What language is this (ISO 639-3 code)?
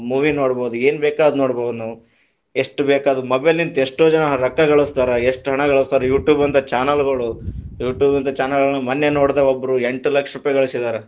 kan